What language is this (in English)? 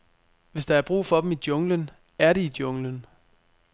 Danish